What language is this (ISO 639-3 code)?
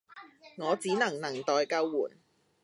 yue